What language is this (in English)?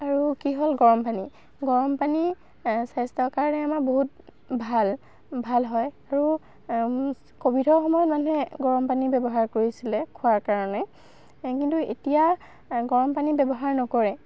Assamese